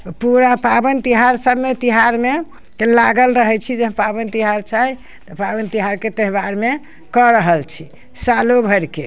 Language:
Maithili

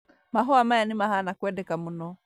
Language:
Kikuyu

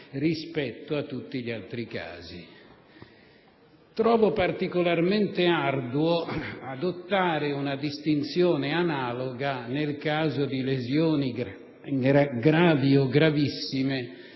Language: Italian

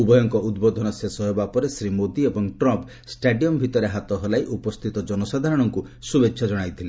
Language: Odia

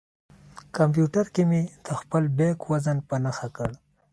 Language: Pashto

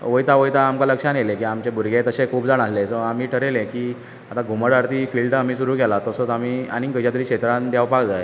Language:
Konkani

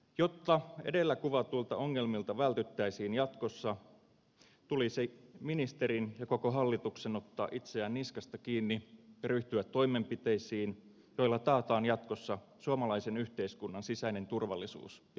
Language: Finnish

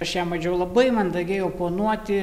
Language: Lithuanian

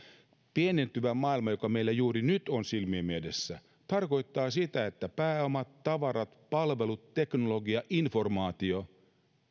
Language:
Finnish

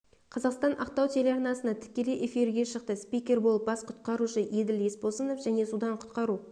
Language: Kazakh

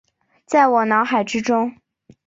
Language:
Chinese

